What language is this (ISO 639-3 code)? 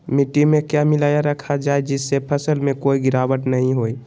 mag